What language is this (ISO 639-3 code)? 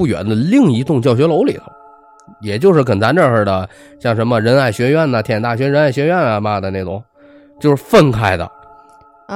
zho